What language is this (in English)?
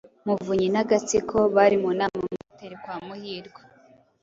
Kinyarwanda